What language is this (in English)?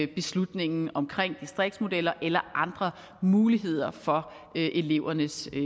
Danish